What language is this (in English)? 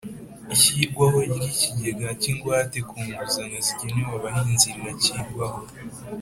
Kinyarwanda